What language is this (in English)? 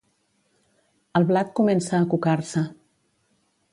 Catalan